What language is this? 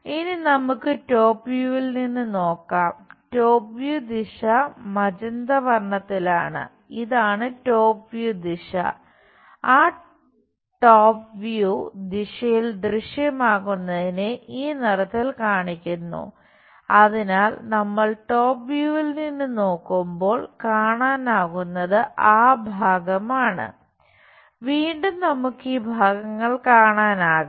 Malayalam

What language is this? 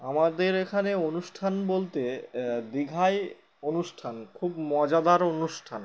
Bangla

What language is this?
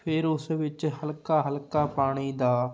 Punjabi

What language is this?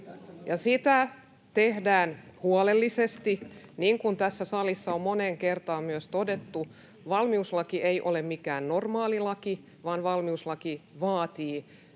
Finnish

